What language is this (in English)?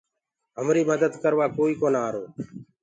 Gurgula